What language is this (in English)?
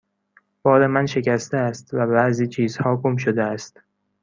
Persian